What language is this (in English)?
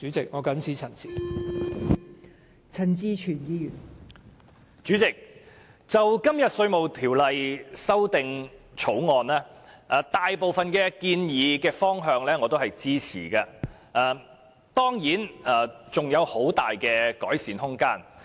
Cantonese